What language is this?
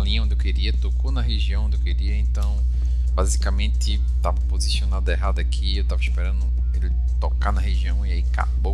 Portuguese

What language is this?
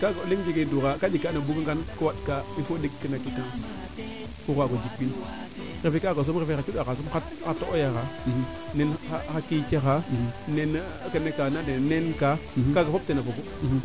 Serer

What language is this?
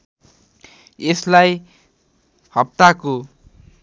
Nepali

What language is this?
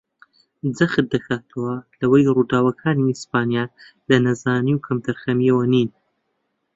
Central Kurdish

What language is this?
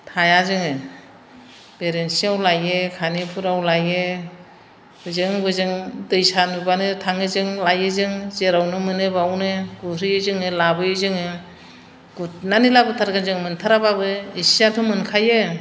Bodo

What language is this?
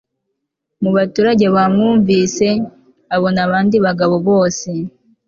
Kinyarwanda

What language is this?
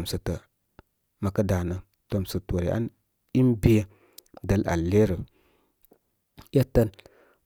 Koma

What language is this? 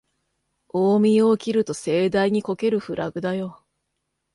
Japanese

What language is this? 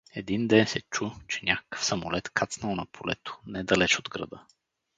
Bulgarian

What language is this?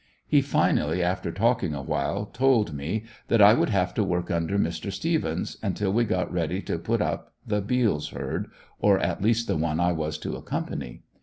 English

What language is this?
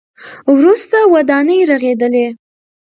Pashto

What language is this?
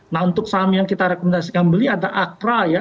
Indonesian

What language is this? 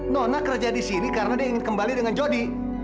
Indonesian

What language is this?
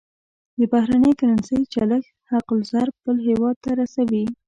Pashto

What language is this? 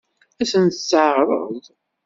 Kabyle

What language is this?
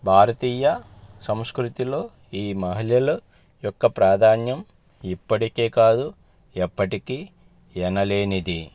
Telugu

